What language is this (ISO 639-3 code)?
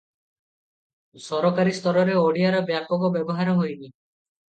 ori